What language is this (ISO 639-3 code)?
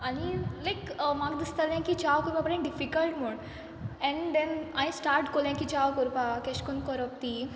kok